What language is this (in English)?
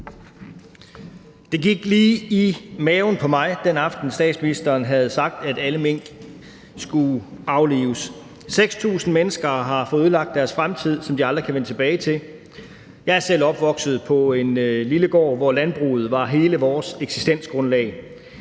Danish